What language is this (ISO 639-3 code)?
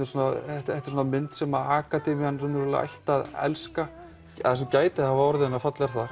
isl